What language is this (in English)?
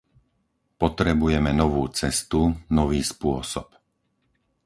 Slovak